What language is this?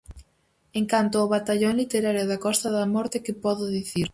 Galician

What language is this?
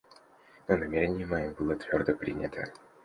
Russian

